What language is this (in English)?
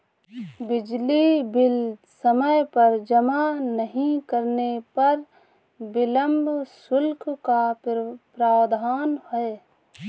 Hindi